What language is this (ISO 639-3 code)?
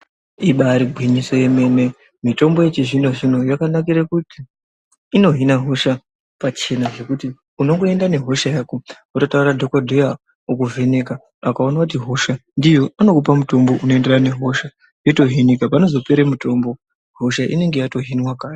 ndc